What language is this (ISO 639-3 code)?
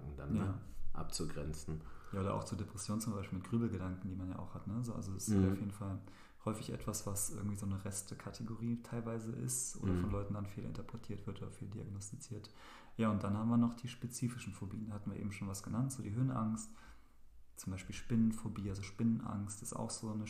deu